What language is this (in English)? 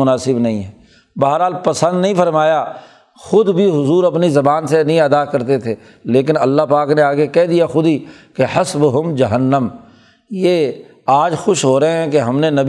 Urdu